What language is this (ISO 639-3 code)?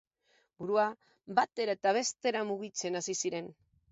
eus